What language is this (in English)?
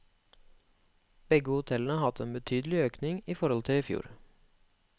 Norwegian